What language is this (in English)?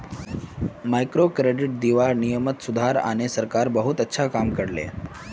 Magahi